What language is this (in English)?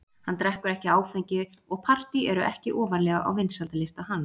Icelandic